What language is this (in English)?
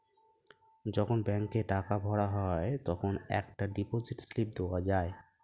Bangla